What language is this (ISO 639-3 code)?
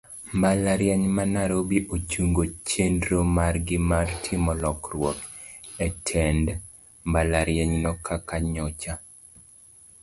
luo